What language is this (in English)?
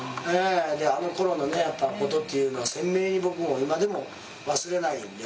Japanese